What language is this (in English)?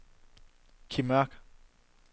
Danish